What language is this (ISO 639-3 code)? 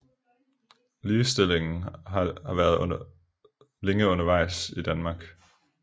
dan